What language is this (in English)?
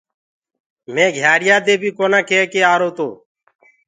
Gurgula